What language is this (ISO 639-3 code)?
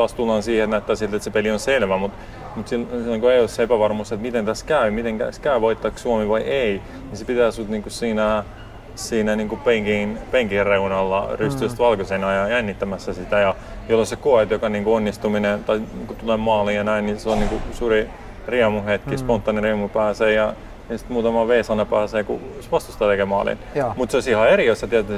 fin